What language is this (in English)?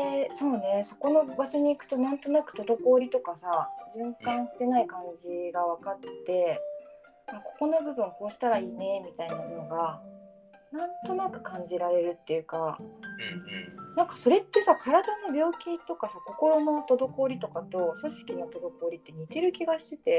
Japanese